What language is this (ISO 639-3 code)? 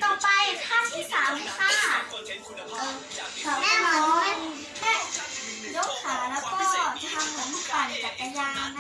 tha